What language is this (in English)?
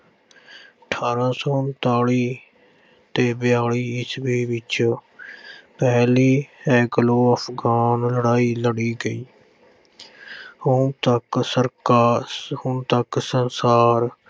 Punjabi